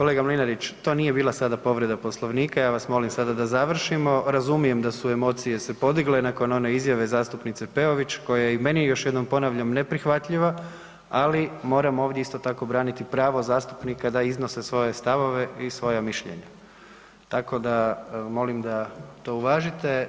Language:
Croatian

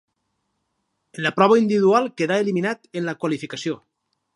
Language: Catalan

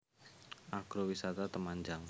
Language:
Javanese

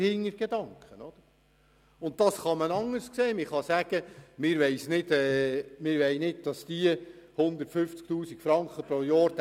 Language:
Swiss German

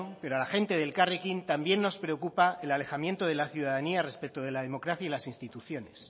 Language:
Spanish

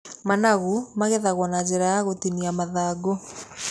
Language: Kikuyu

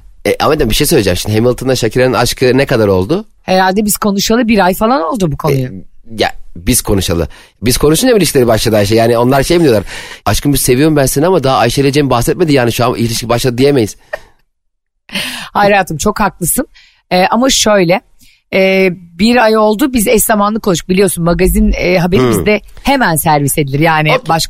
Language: Turkish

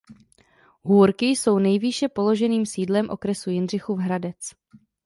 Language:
Czech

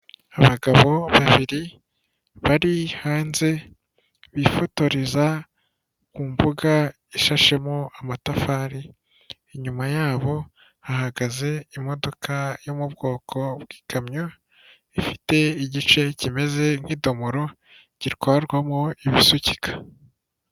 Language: Kinyarwanda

